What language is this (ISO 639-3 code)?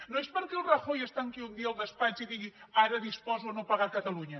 cat